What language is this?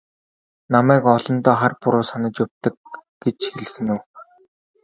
Mongolian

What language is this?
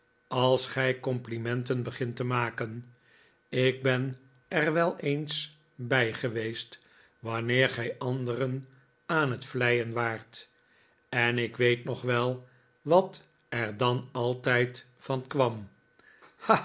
Dutch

